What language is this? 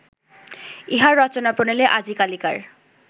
Bangla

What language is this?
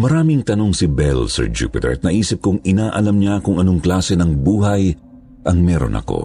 Filipino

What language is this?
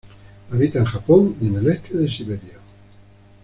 Spanish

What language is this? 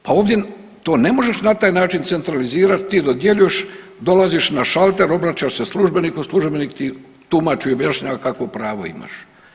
Croatian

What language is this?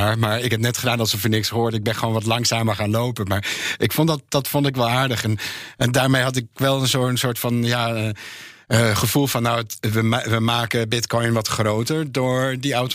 Dutch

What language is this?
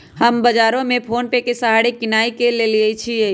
Magahi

